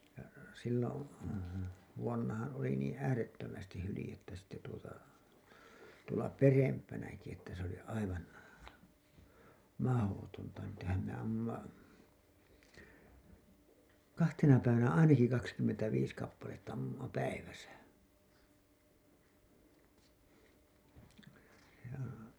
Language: Finnish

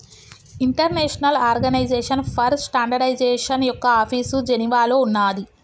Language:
Telugu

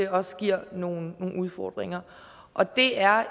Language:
Danish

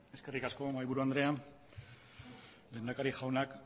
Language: Basque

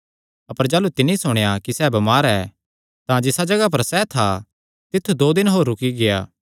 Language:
Kangri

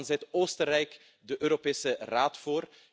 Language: Dutch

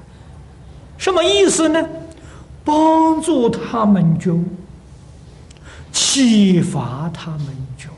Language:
Chinese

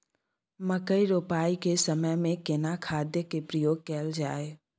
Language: Maithili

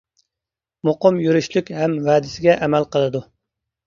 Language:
Uyghur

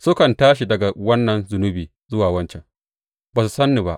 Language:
Hausa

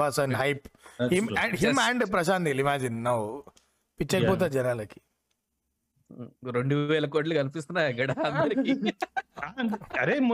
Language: Telugu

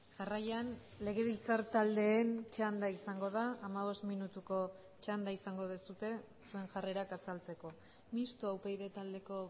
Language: Basque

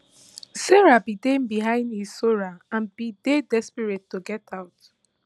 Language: Nigerian Pidgin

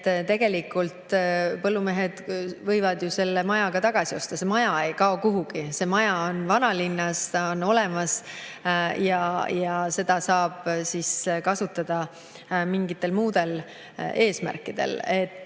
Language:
Estonian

